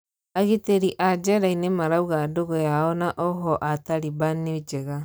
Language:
Kikuyu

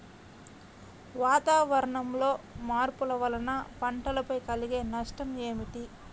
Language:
Telugu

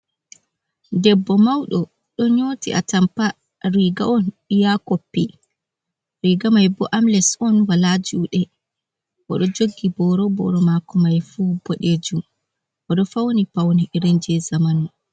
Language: Fula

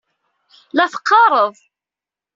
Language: Kabyle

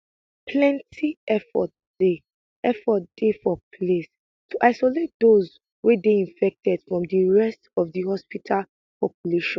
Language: Nigerian Pidgin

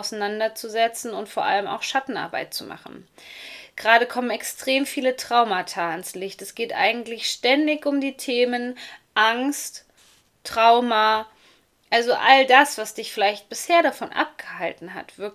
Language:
German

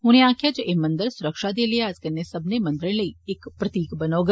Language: Dogri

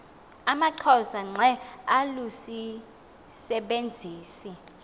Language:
Xhosa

